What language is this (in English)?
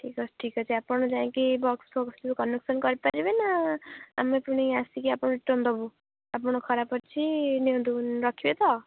Odia